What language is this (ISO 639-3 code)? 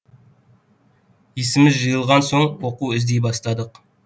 kaz